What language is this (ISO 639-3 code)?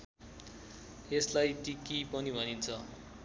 nep